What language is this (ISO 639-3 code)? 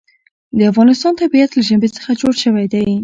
pus